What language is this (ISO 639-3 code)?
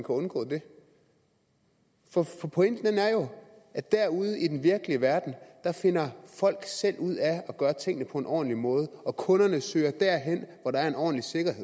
dan